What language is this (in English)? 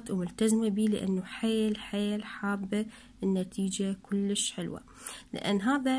Arabic